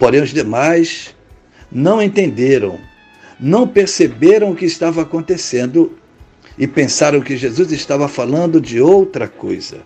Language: Portuguese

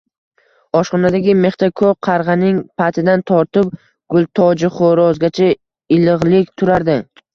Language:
Uzbek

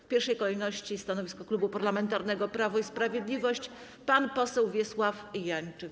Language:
Polish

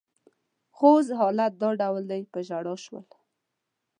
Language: Pashto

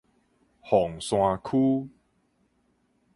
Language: Min Nan Chinese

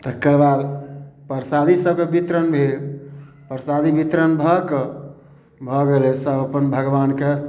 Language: Maithili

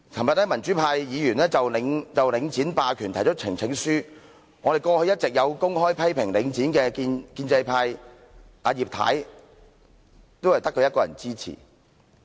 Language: Cantonese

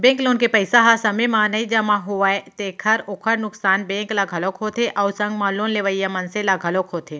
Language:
Chhattisgarhi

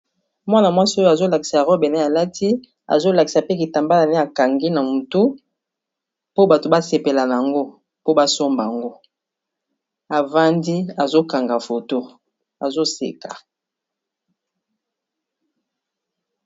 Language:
Lingala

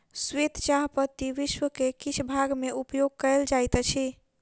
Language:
Maithili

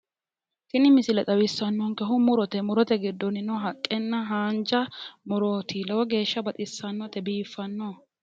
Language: Sidamo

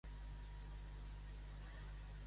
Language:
Catalan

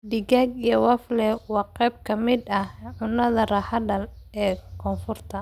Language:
Somali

